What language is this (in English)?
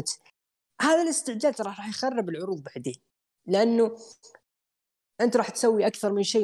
Arabic